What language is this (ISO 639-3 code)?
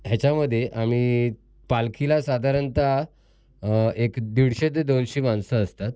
mar